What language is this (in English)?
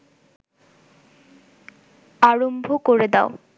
Bangla